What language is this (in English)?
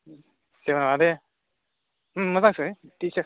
Bodo